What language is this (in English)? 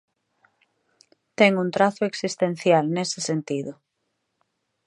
Galician